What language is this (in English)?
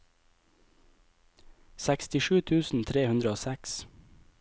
Norwegian